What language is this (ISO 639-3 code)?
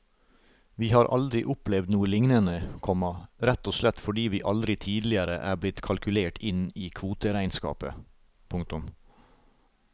nor